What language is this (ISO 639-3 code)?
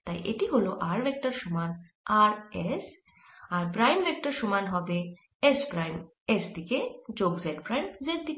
ben